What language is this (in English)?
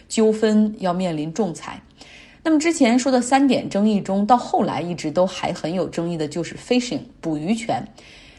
Chinese